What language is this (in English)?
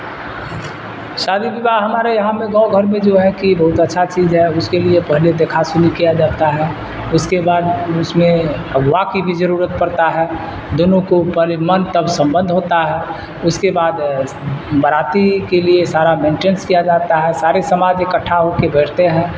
Urdu